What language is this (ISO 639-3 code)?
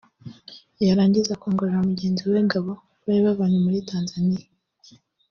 kin